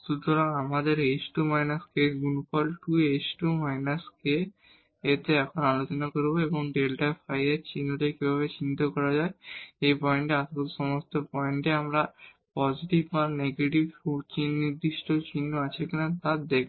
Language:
Bangla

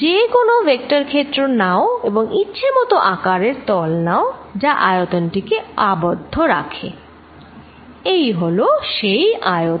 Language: Bangla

